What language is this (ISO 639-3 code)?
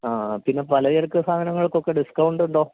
mal